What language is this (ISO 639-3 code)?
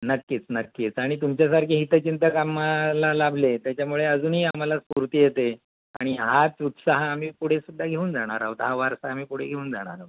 mar